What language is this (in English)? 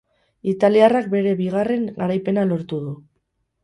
Basque